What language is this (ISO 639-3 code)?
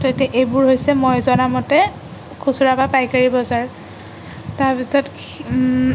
asm